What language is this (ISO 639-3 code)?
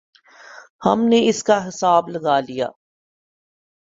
urd